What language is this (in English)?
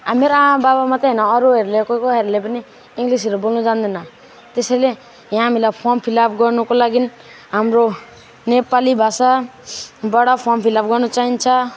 Nepali